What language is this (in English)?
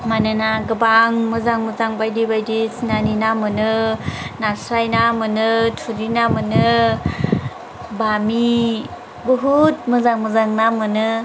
Bodo